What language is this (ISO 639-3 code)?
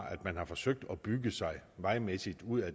dan